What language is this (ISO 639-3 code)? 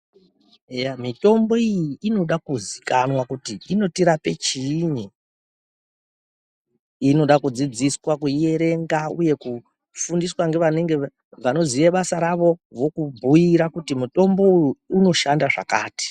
ndc